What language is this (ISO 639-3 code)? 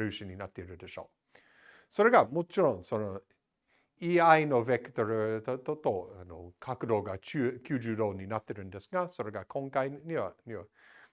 jpn